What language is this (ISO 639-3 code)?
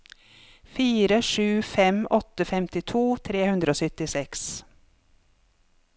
nor